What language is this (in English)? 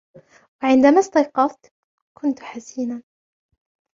Arabic